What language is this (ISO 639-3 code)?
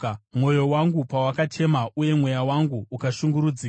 sna